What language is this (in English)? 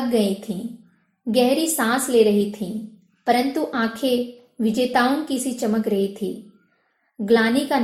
Hindi